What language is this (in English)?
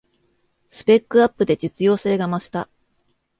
Japanese